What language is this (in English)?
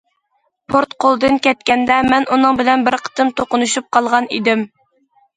Uyghur